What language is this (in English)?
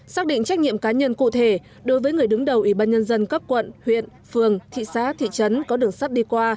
Vietnamese